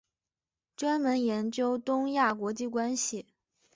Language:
Chinese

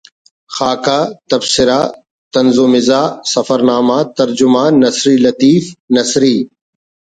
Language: Brahui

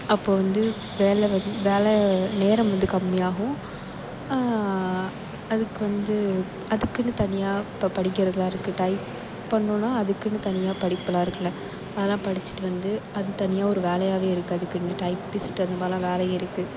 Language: Tamil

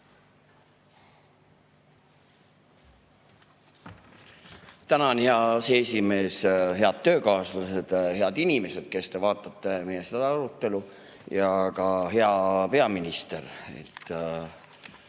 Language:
Estonian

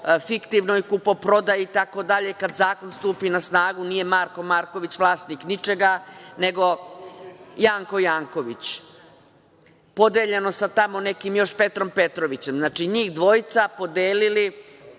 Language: Serbian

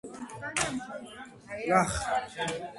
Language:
Georgian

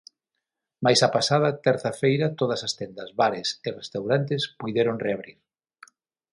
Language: Galician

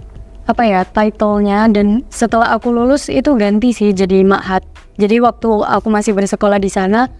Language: Indonesian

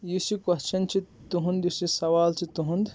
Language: Kashmiri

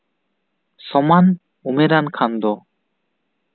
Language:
Santali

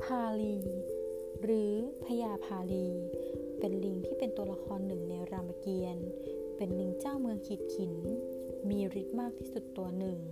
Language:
Thai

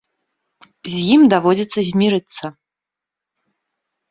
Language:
Belarusian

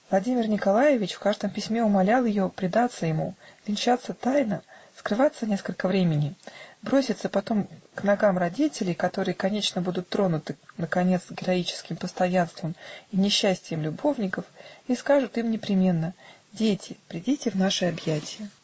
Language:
Russian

